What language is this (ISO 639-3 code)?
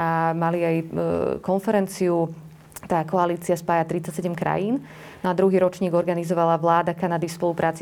slk